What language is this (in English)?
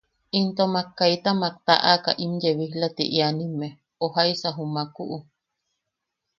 Yaqui